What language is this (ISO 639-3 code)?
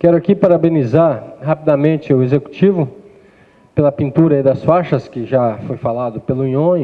por